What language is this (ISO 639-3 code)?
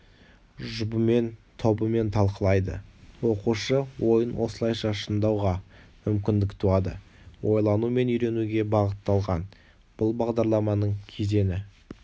kaz